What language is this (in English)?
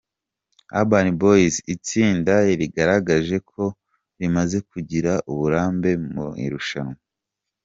Kinyarwanda